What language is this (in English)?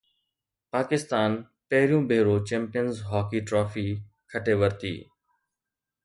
Sindhi